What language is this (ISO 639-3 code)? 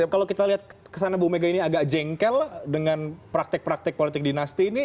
ind